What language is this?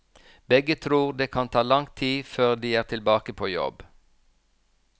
Norwegian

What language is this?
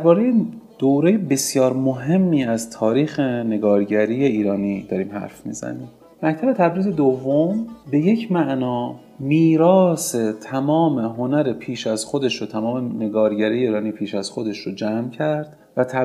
Persian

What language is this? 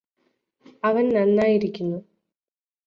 Malayalam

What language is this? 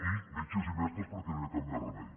Catalan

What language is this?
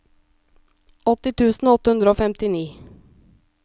Norwegian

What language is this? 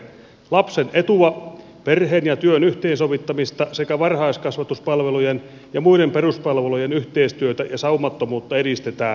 Finnish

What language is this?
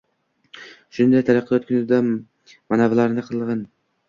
Uzbek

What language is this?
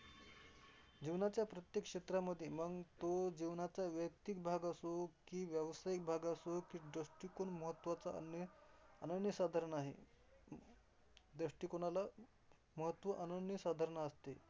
Marathi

